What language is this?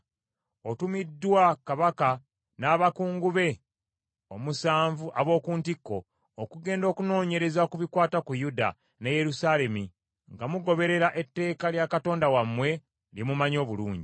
Ganda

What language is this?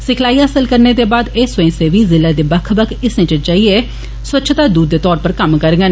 Dogri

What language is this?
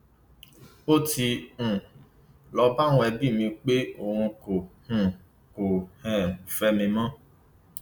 Yoruba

